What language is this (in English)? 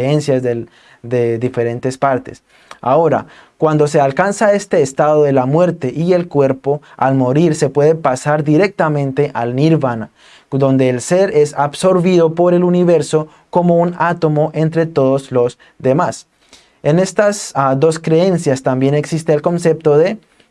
Spanish